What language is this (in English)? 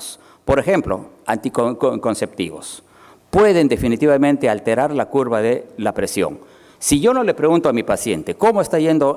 Spanish